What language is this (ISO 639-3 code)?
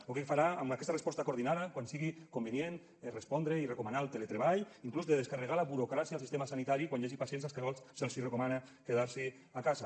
cat